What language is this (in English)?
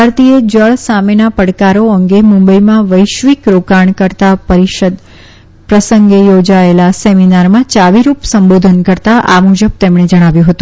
Gujarati